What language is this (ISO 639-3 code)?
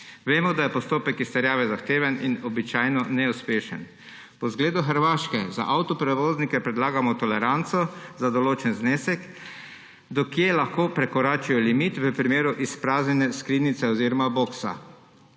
slv